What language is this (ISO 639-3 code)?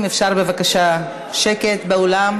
heb